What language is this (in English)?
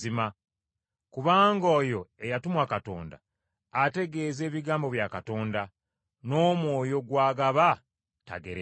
Ganda